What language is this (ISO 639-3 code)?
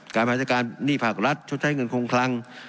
tha